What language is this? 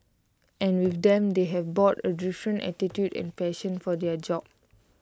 English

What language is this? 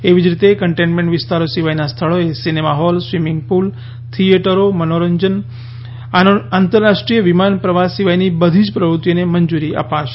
Gujarati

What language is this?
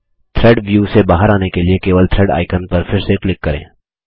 Hindi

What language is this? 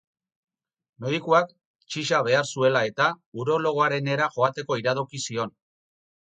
Basque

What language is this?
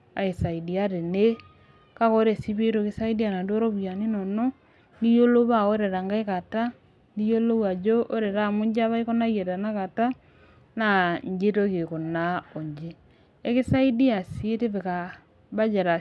Masai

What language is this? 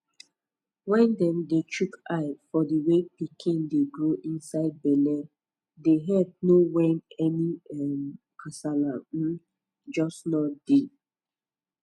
Nigerian Pidgin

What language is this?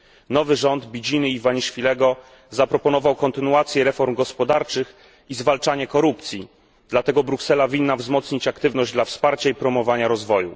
Polish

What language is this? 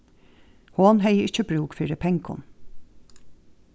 Faroese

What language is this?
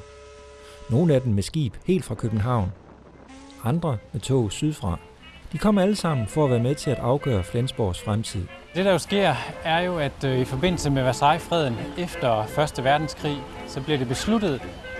Danish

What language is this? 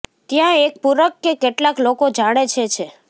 Gujarati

